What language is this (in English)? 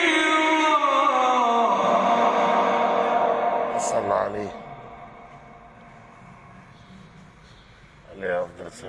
Arabic